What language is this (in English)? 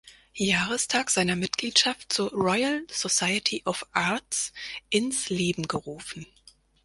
German